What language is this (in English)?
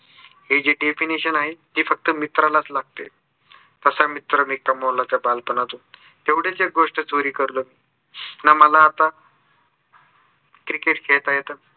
Marathi